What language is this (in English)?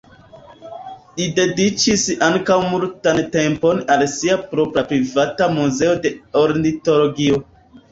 Esperanto